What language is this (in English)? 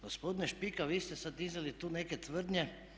Croatian